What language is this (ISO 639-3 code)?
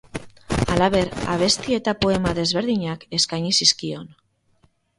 eus